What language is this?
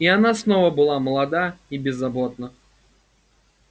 Russian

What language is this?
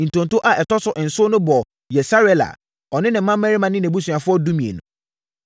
Akan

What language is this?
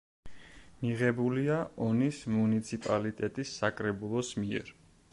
Georgian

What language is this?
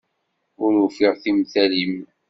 Kabyle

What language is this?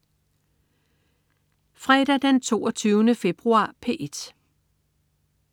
Danish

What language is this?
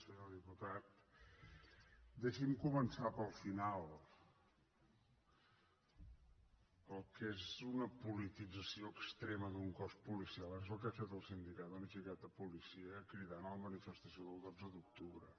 Catalan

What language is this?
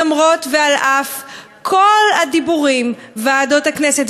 Hebrew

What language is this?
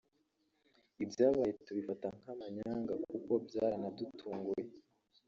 Kinyarwanda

